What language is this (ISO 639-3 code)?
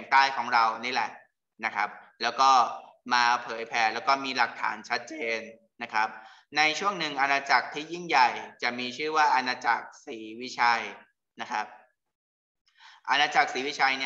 tha